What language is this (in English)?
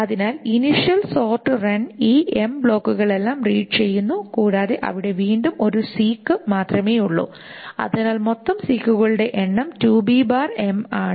Malayalam